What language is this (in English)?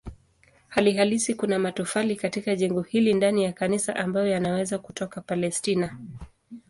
Swahili